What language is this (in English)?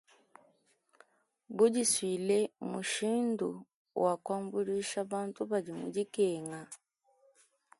Luba-Lulua